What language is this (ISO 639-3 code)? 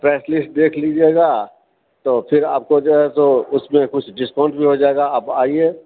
mai